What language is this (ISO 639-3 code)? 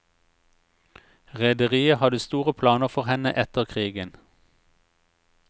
nor